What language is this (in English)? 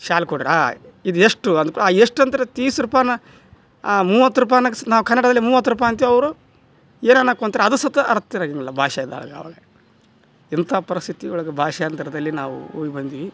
Kannada